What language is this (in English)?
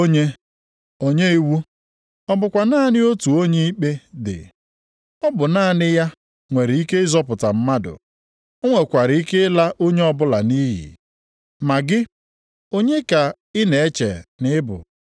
Igbo